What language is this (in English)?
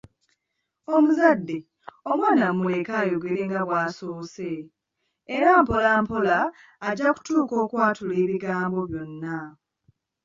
Ganda